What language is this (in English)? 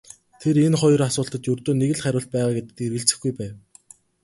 Mongolian